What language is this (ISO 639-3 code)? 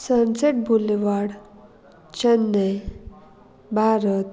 kok